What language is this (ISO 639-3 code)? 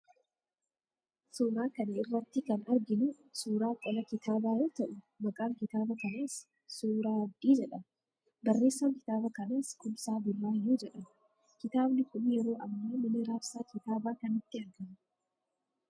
orm